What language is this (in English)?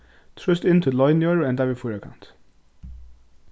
Faroese